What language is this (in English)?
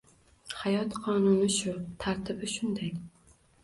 Uzbek